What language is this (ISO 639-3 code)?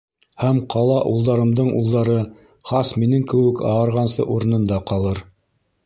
bak